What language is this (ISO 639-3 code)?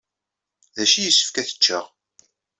kab